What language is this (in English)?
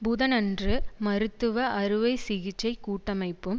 Tamil